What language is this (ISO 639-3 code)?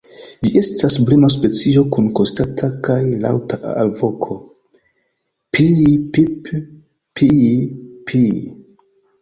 epo